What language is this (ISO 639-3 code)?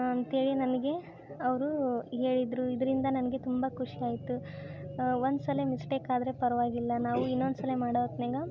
kan